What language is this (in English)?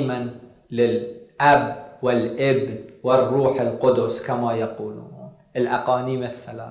Arabic